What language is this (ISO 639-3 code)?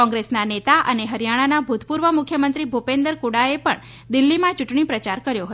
guj